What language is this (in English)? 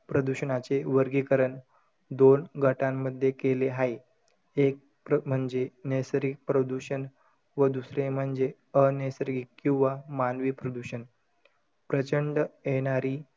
Marathi